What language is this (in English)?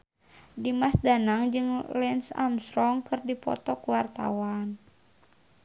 Sundanese